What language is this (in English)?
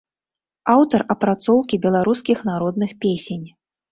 Belarusian